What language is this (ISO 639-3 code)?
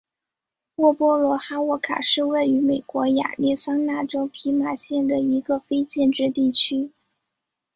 zho